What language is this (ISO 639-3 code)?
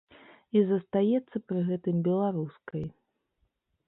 bel